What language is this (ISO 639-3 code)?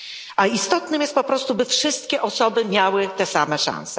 pol